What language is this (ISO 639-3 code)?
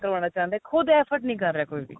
pan